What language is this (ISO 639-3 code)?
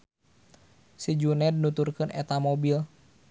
sun